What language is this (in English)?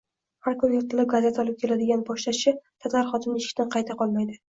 Uzbek